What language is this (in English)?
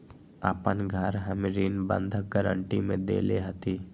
Magahi